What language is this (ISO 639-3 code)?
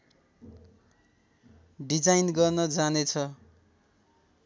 nep